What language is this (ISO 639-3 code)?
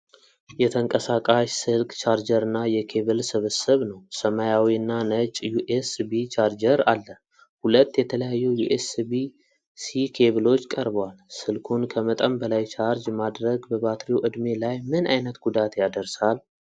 amh